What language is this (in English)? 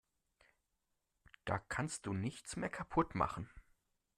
German